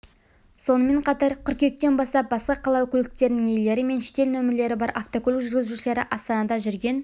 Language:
Kazakh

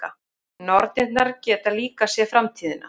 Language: Icelandic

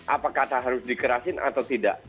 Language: Indonesian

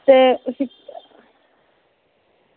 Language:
Dogri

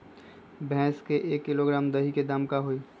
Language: Magahi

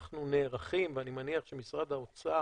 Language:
Hebrew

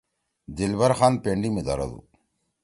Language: Torwali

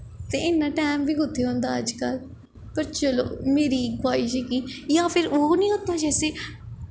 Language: Dogri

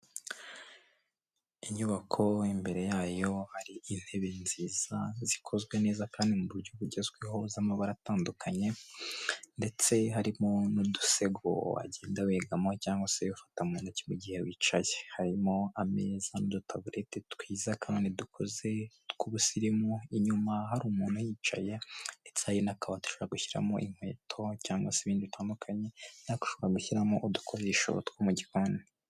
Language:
Kinyarwanda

